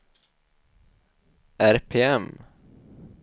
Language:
Swedish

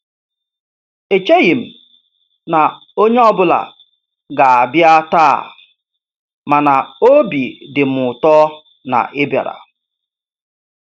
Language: Igbo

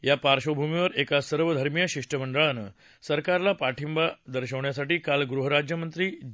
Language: Marathi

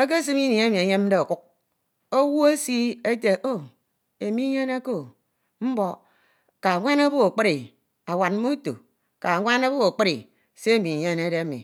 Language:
Ito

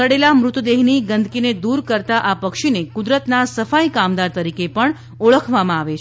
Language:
Gujarati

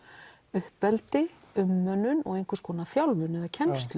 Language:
Icelandic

